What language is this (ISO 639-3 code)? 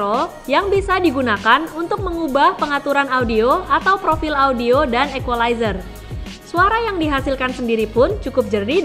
ind